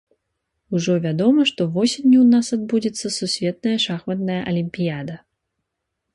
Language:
Belarusian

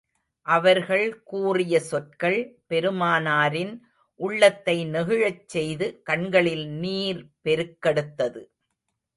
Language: Tamil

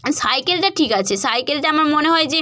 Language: Bangla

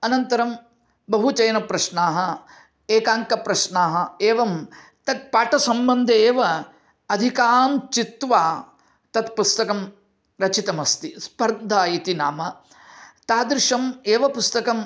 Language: Sanskrit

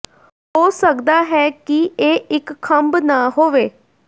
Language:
Punjabi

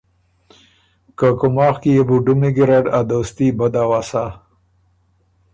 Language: Ormuri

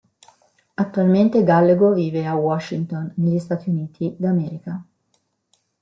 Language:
Italian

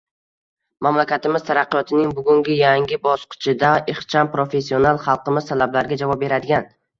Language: Uzbek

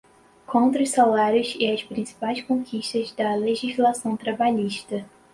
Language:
Portuguese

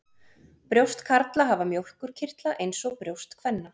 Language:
Icelandic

